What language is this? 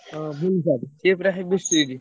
Odia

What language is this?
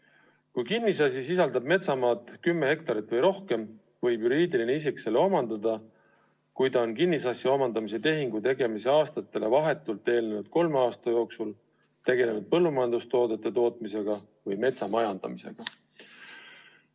Estonian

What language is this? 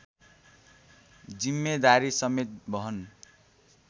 Nepali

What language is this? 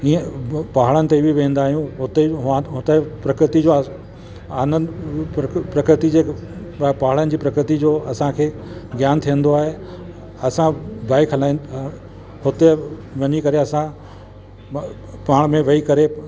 Sindhi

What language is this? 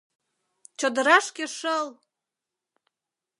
Mari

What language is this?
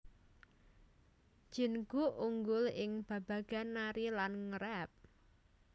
Javanese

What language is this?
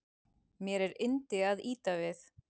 Icelandic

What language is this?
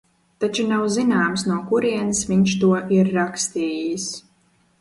Latvian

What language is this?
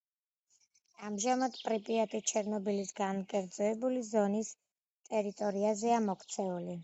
Georgian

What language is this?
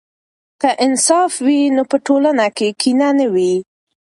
Pashto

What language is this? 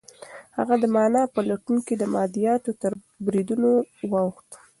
Pashto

